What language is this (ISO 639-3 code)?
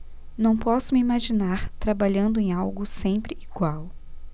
por